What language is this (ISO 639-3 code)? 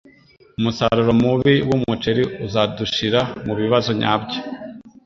kin